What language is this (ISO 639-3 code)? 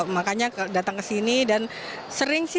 ind